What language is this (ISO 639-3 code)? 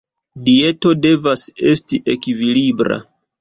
epo